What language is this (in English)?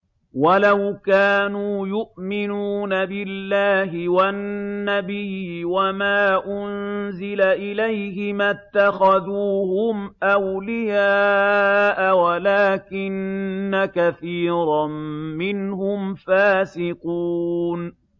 Arabic